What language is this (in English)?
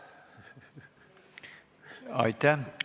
Estonian